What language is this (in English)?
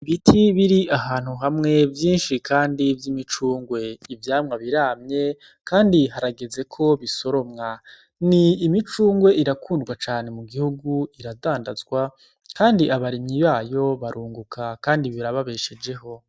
Rundi